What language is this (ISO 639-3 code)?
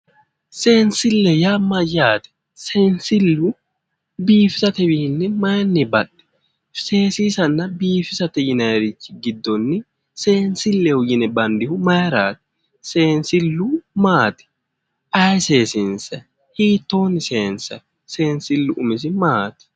sid